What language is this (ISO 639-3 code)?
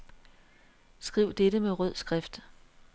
dan